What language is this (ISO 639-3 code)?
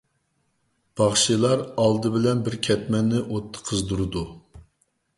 uig